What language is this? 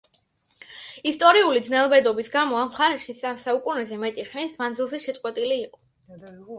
Georgian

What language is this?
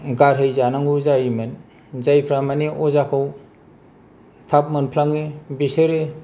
Bodo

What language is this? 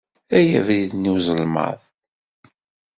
Kabyle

